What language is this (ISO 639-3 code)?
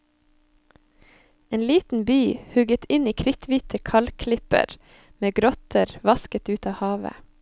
nor